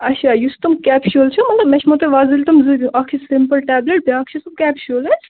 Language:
Kashmiri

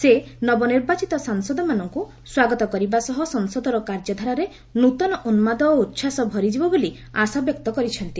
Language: Odia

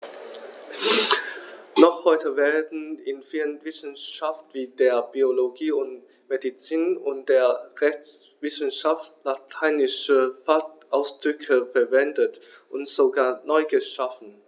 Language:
German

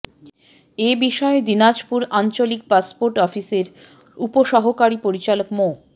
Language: Bangla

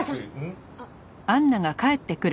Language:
Japanese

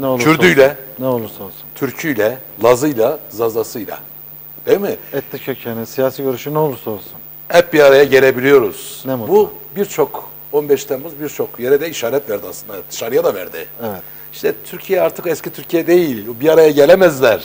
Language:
Turkish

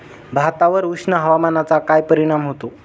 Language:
Marathi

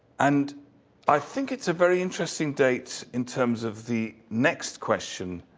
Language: English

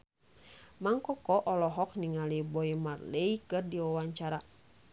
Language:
Sundanese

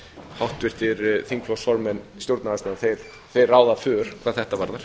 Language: Icelandic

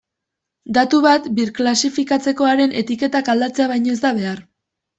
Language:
Basque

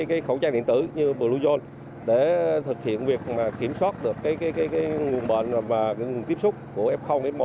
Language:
Vietnamese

